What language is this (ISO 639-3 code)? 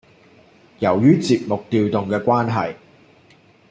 yue